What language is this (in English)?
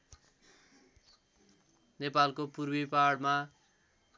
Nepali